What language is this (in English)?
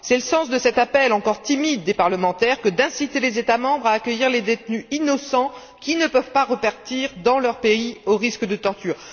French